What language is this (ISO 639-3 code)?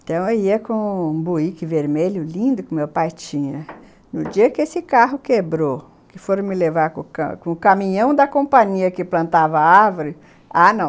por